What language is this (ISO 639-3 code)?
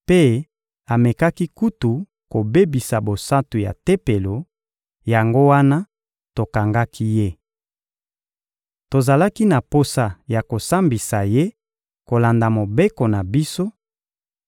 lin